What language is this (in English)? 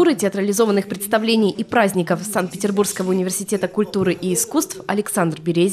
Russian